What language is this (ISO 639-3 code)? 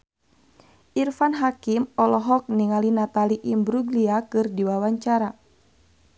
sun